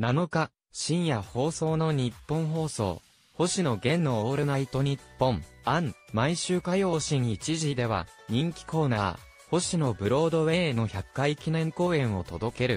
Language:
Japanese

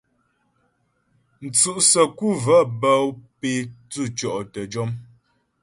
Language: Ghomala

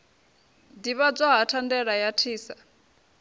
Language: Venda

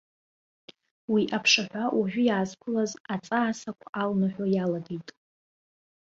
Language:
Abkhazian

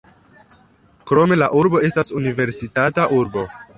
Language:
Esperanto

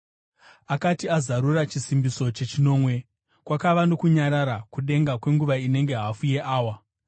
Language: Shona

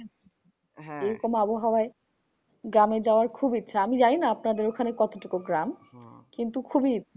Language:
Bangla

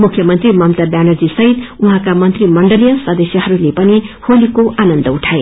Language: Nepali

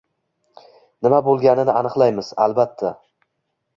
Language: Uzbek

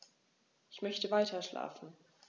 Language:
German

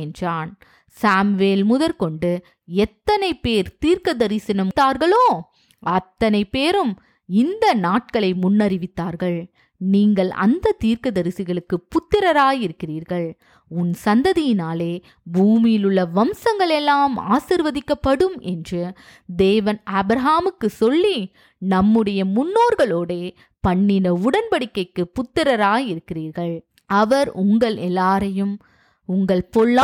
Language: Tamil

